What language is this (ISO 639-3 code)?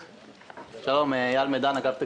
heb